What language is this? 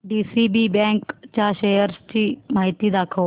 Marathi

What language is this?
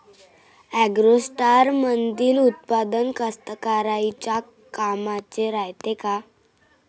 Marathi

